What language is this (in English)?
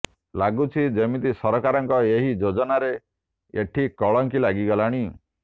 Odia